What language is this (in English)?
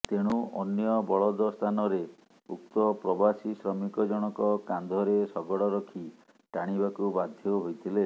Odia